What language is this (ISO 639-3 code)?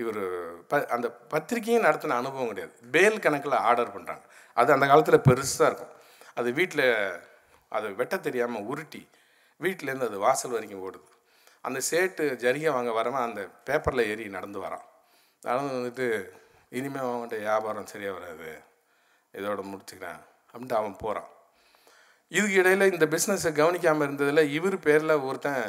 tam